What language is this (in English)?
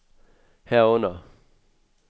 Danish